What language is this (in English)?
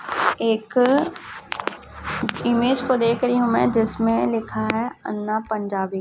Hindi